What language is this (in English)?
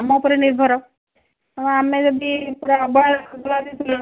Odia